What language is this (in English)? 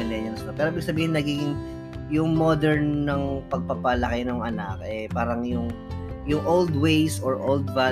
Filipino